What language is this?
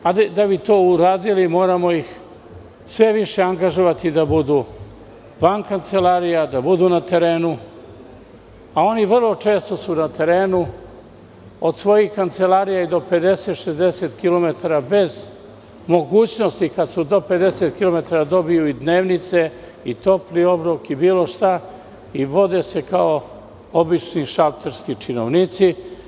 Serbian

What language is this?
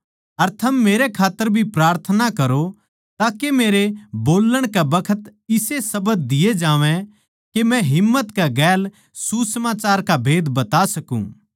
Haryanvi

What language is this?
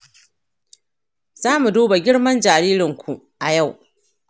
Hausa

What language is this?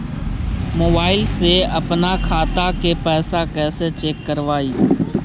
Magahi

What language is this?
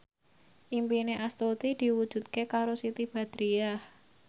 Javanese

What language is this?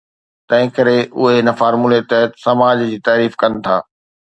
Sindhi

